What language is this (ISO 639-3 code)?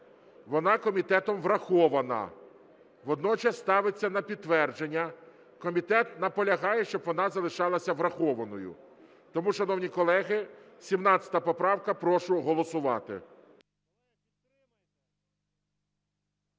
ukr